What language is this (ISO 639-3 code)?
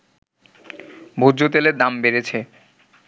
ben